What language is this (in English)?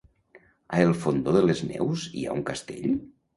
Catalan